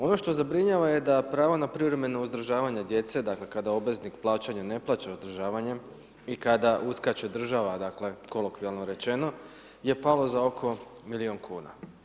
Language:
Croatian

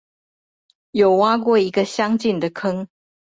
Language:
Chinese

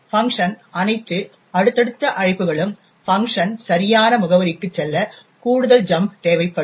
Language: Tamil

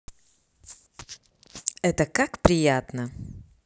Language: Russian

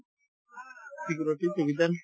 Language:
Assamese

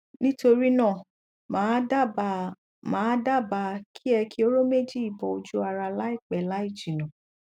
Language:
Yoruba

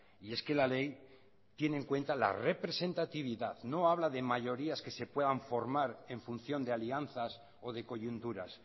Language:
Spanish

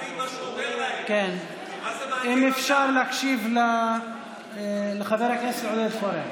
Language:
Hebrew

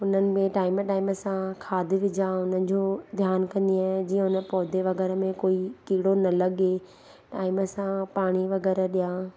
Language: Sindhi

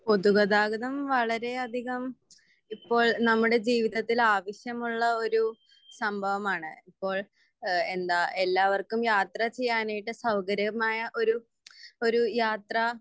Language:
Malayalam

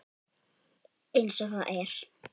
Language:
Icelandic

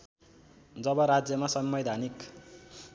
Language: Nepali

